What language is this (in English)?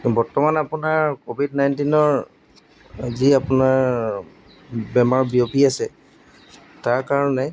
Assamese